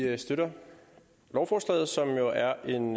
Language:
Danish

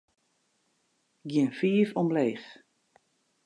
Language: Western Frisian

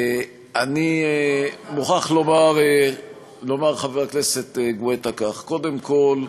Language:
Hebrew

